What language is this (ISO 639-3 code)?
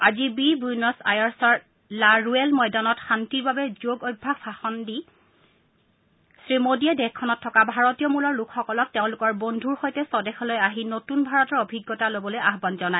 asm